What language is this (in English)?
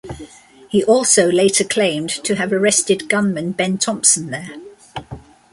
English